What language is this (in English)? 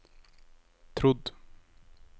Norwegian